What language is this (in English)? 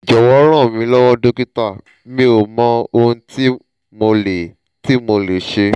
Yoruba